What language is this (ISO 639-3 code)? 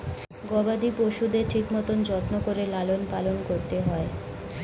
ben